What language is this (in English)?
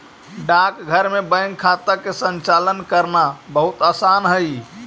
Magahi